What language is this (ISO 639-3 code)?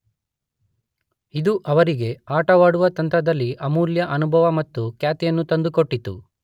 kan